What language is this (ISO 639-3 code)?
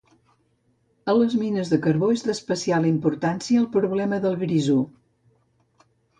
cat